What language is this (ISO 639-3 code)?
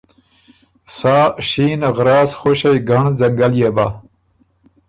oru